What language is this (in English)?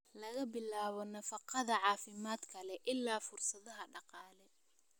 Somali